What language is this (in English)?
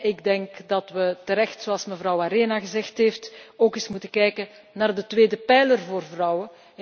Dutch